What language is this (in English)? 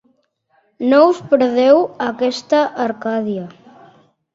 Catalan